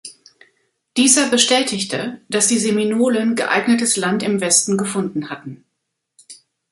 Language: German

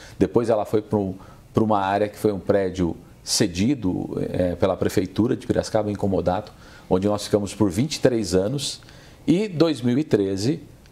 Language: Portuguese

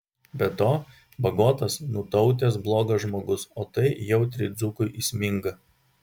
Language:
Lithuanian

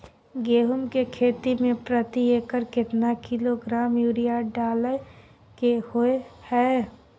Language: Maithili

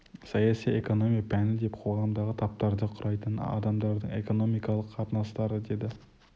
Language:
Kazakh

